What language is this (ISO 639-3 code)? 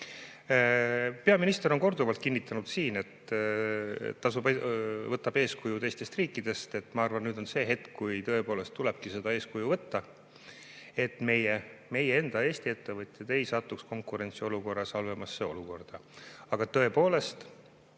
est